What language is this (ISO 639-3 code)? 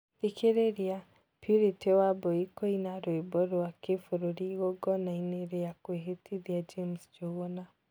kik